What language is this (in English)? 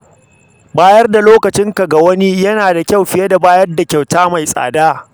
Hausa